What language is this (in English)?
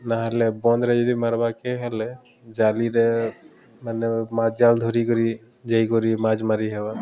Odia